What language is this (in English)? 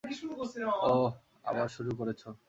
Bangla